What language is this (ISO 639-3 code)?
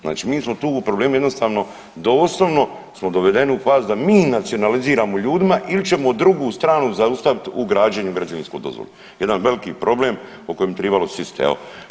hrv